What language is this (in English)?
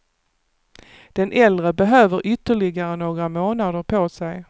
Swedish